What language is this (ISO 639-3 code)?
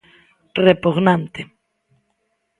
glg